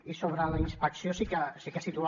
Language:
Catalan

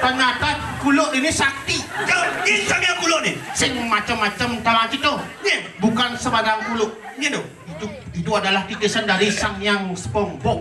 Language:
Indonesian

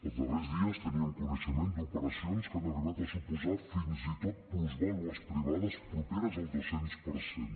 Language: Catalan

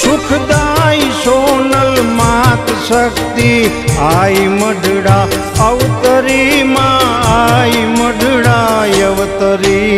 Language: Hindi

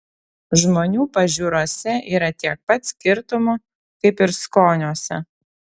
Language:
Lithuanian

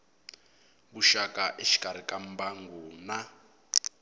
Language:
Tsonga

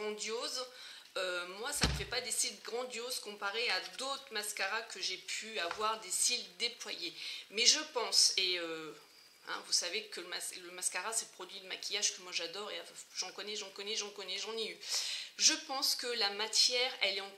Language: French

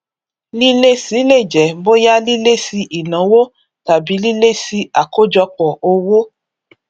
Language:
Yoruba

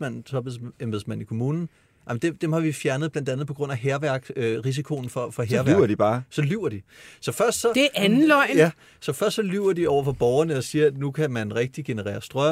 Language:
Danish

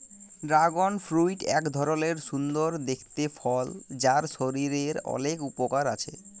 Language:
Bangla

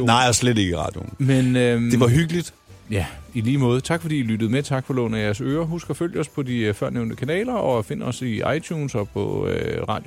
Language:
Danish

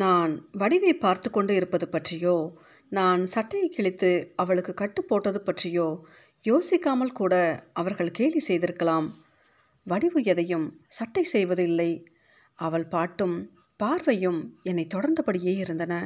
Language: Tamil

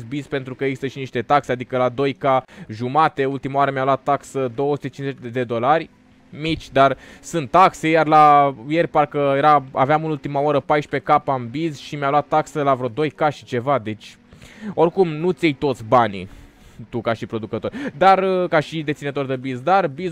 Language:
Romanian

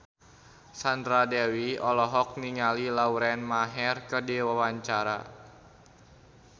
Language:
Sundanese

